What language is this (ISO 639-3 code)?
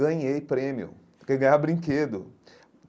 por